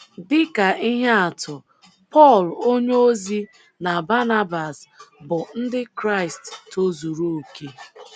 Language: Igbo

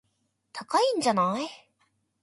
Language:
Japanese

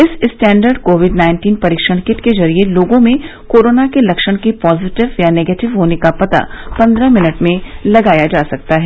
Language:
Hindi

